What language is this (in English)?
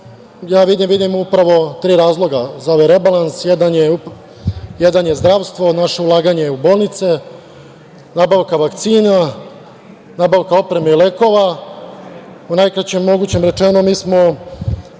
Serbian